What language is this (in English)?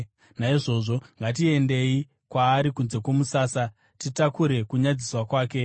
Shona